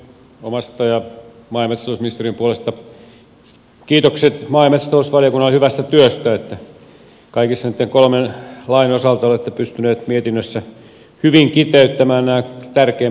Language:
Finnish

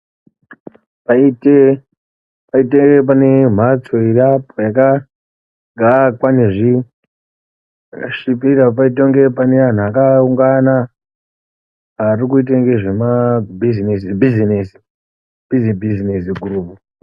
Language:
Ndau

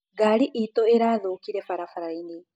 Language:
Kikuyu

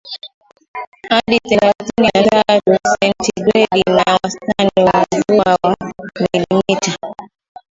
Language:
Swahili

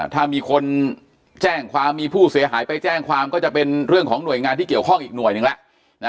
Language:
Thai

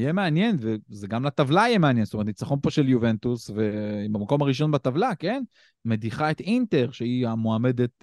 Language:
Hebrew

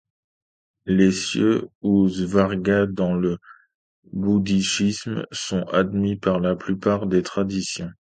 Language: French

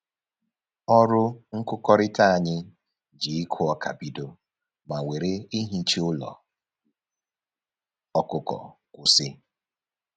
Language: Igbo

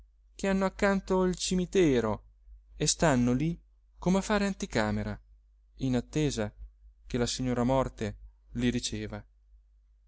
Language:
Italian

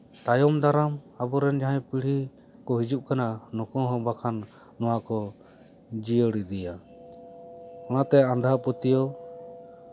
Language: Santali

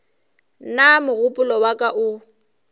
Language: Northern Sotho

